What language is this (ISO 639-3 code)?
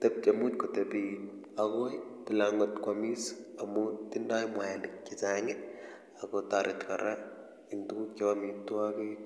kln